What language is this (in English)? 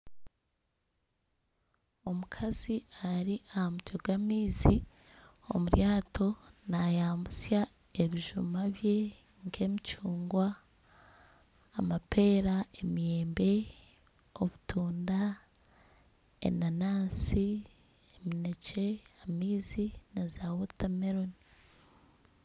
Nyankole